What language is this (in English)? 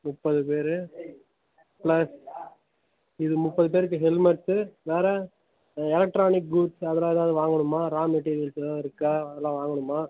Tamil